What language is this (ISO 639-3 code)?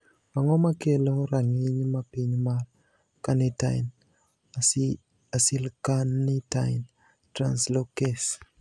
luo